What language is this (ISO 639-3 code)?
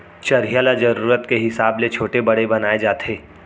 hne